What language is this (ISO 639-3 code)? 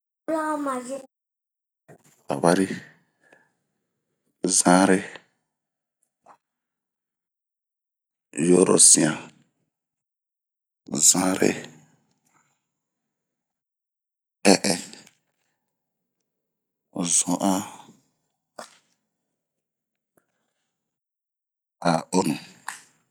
bmq